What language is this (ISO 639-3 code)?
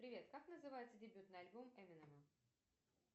rus